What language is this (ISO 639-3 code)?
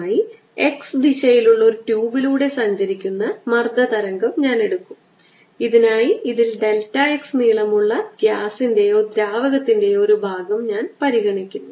mal